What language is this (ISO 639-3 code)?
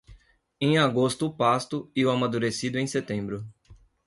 por